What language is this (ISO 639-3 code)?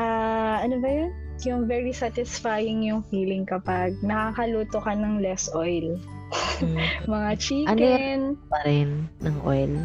fil